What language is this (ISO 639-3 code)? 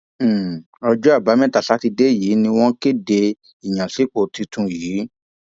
yor